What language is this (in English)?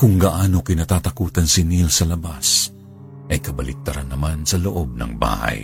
Filipino